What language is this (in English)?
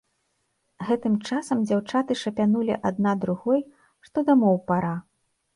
Belarusian